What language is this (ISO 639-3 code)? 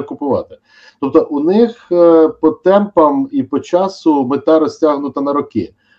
ukr